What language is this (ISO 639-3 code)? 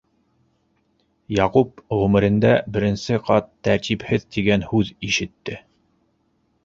bak